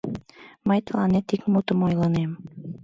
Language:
Mari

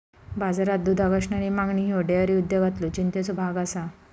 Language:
Marathi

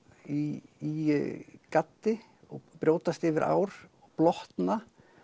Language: Icelandic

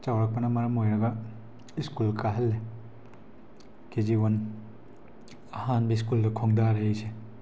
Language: Manipuri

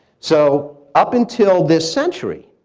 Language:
English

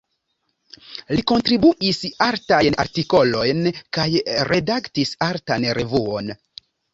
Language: Esperanto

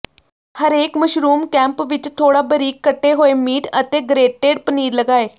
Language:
Punjabi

